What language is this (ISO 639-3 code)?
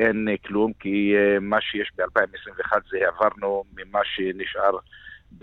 heb